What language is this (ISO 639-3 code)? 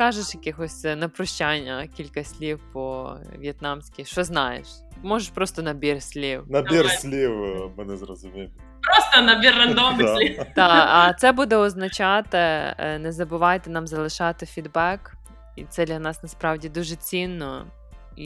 ukr